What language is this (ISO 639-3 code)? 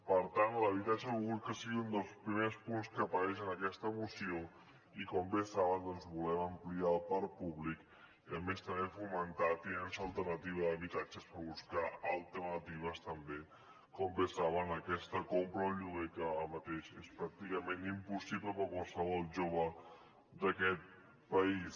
cat